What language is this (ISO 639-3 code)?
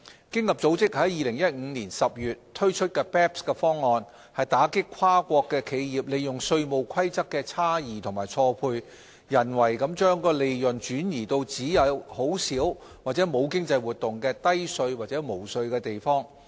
yue